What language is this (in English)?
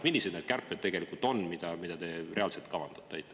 Estonian